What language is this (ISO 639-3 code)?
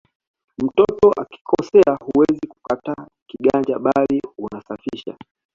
swa